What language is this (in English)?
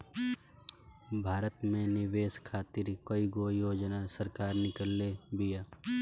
Bhojpuri